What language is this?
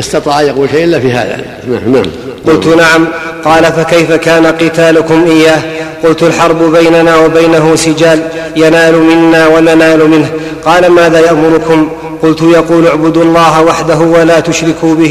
Arabic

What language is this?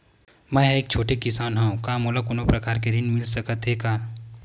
Chhattisgarhi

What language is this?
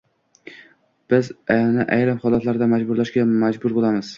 Uzbek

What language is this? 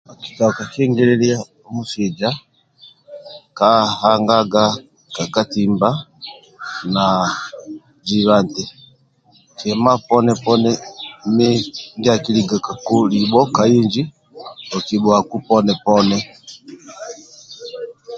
Amba (Uganda)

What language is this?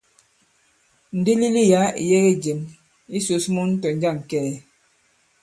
Bankon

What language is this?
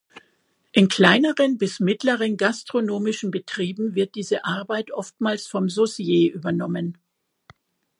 German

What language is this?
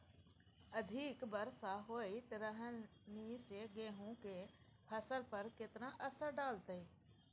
Maithili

